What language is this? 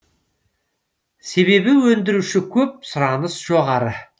Kazakh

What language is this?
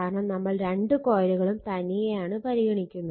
Malayalam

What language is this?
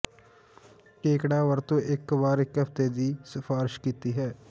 Punjabi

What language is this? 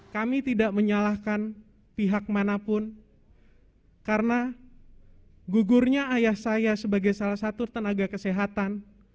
Indonesian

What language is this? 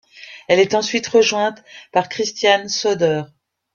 French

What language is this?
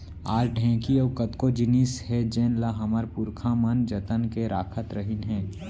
Chhattisgarhi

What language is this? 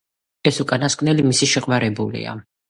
Georgian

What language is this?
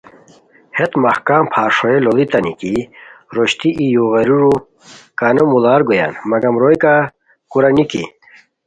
Khowar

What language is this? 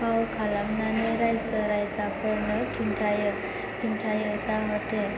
Bodo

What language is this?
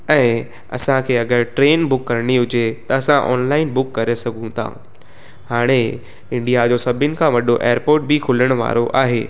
Sindhi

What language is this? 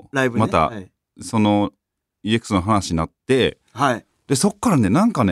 Japanese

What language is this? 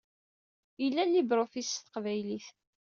Kabyle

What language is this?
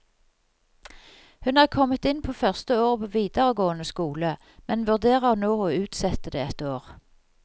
Norwegian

